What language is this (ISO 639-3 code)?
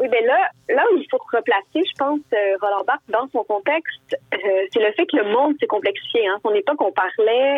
fra